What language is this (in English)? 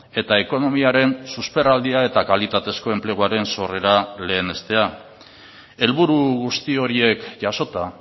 Basque